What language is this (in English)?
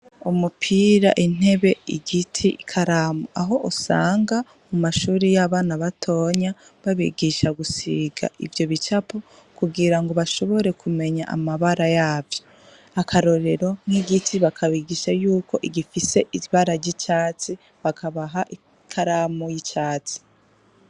Rundi